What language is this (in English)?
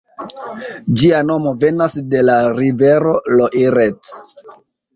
Esperanto